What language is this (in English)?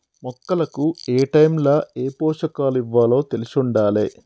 Telugu